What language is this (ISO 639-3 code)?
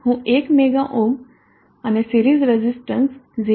guj